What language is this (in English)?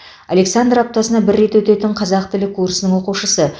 Kazakh